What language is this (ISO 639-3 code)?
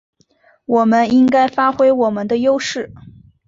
zho